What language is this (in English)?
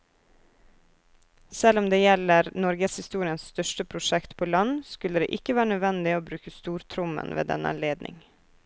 Norwegian